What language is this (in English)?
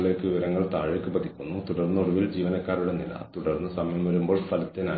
Malayalam